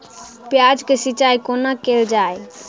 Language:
Maithili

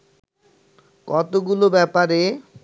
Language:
Bangla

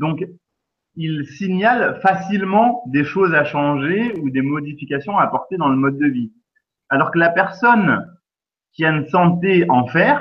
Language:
French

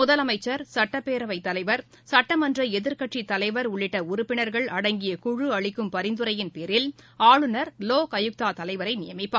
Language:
Tamil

